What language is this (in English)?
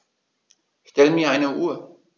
German